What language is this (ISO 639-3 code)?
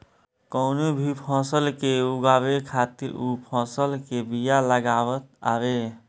bho